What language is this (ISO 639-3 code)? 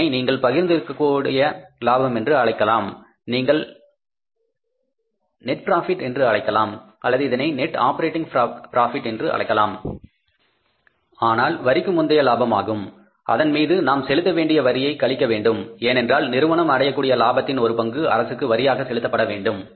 tam